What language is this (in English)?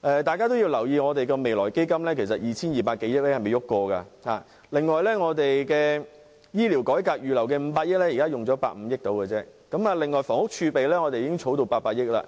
Cantonese